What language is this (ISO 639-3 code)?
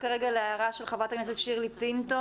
heb